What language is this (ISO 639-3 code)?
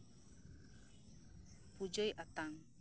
sat